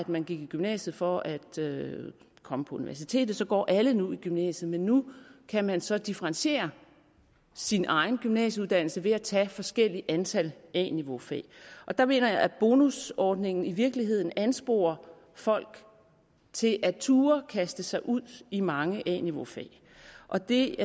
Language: Danish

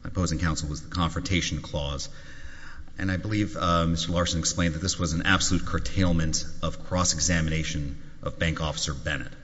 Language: English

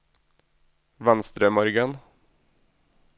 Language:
Norwegian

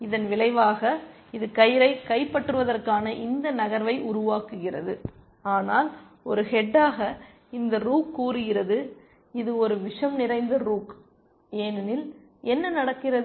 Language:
Tamil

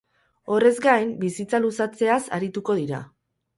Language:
Basque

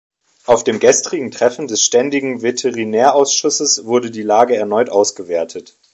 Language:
German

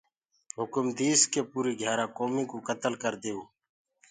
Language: Gurgula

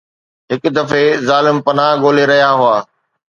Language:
Sindhi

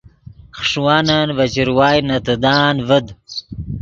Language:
Yidgha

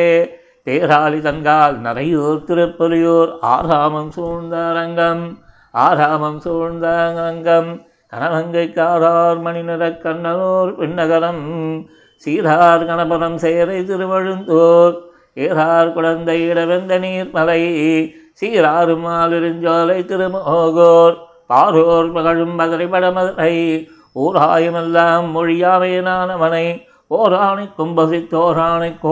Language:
Tamil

